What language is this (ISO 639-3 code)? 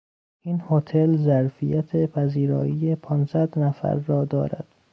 fas